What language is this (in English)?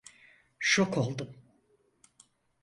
Turkish